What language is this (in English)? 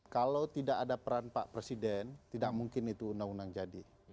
Indonesian